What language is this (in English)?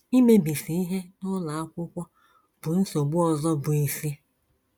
Igbo